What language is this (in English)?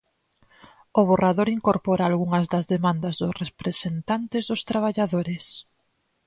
Galician